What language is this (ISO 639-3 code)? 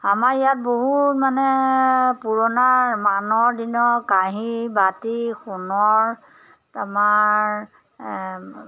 asm